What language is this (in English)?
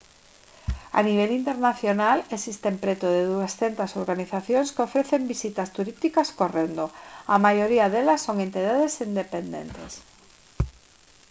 Galician